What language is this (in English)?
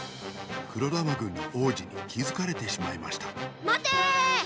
Japanese